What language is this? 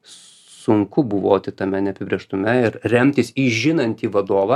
Lithuanian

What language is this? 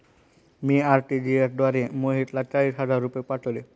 Marathi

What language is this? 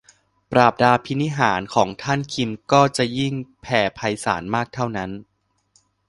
Thai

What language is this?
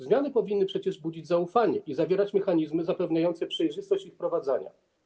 Polish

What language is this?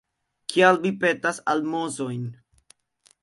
Esperanto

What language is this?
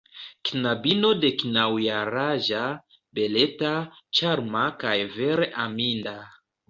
Esperanto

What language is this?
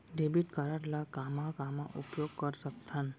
Chhattisgarhi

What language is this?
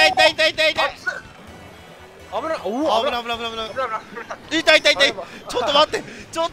Japanese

